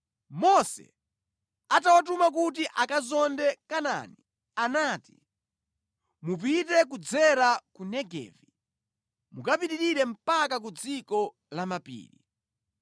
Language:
Nyanja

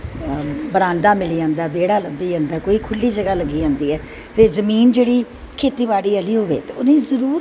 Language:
Dogri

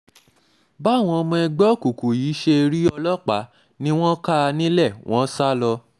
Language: Yoruba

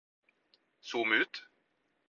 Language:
Norwegian Bokmål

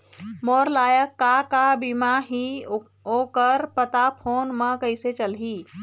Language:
Chhattisgarhi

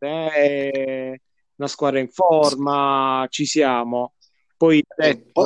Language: Italian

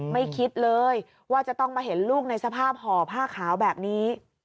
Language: Thai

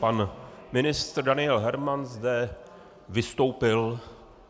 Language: Czech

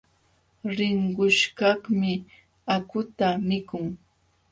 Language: Jauja Wanca Quechua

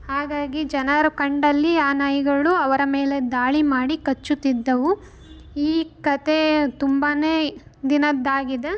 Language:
Kannada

